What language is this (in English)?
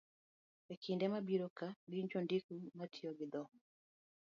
Luo (Kenya and Tanzania)